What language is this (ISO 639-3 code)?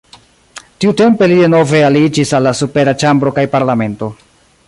epo